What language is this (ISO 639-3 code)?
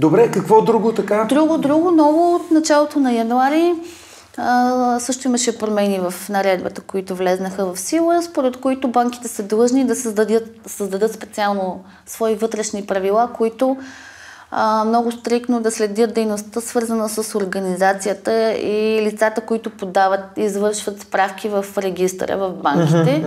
bul